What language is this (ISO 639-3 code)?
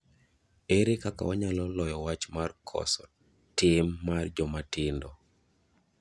luo